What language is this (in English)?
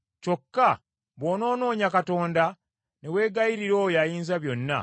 Ganda